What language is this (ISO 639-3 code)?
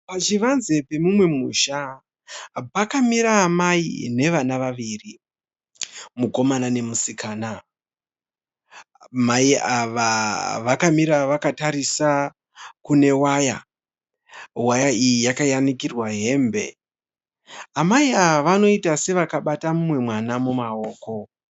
sna